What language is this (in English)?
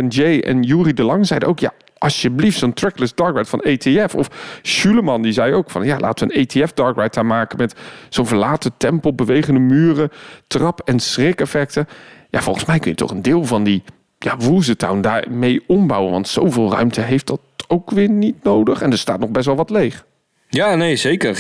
Dutch